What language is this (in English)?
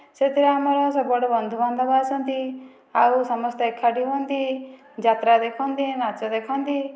Odia